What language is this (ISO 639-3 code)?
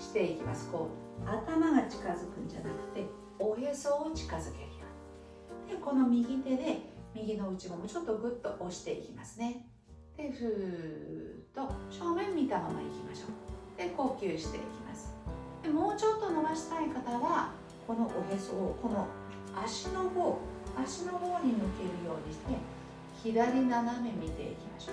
jpn